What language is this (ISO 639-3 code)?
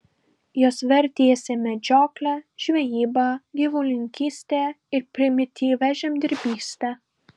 lit